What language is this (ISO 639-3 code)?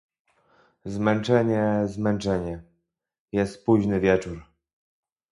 pol